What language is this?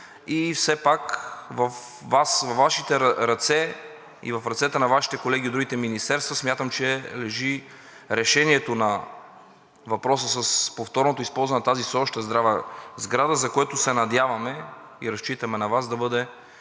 Bulgarian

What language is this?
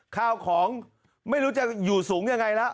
Thai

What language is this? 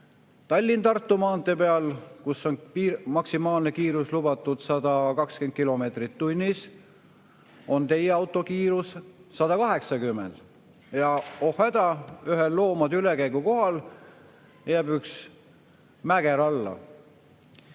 Estonian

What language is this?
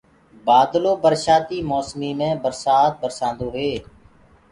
Gurgula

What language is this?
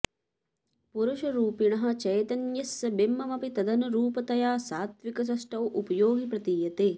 Sanskrit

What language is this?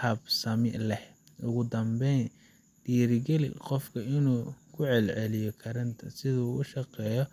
Somali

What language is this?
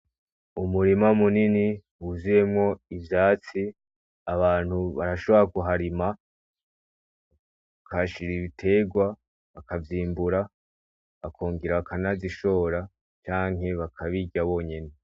Rundi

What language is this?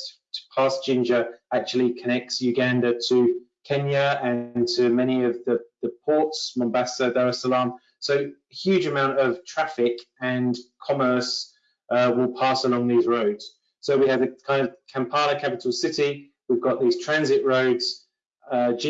English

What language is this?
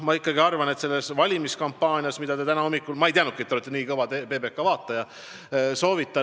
Estonian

